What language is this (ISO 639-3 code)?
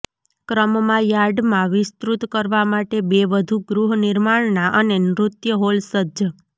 guj